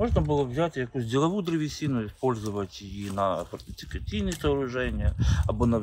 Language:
Ukrainian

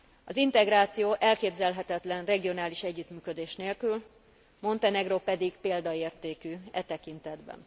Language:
Hungarian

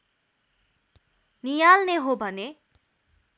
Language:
Nepali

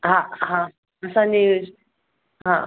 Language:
Sindhi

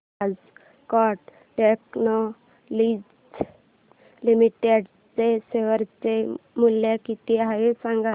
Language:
Marathi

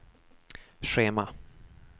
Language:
Swedish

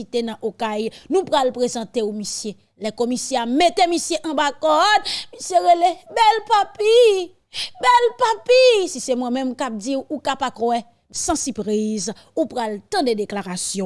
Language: French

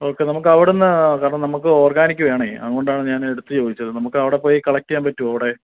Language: Malayalam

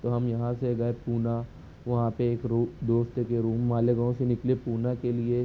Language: Urdu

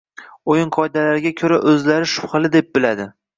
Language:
Uzbek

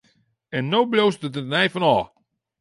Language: Western Frisian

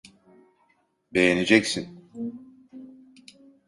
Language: Turkish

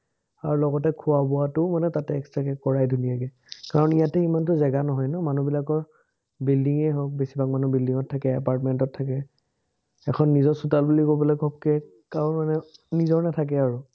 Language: Assamese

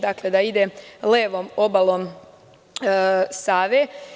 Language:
Serbian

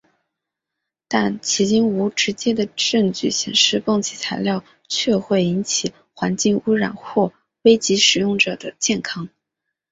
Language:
Chinese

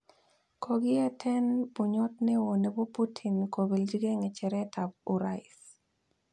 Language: Kalenjin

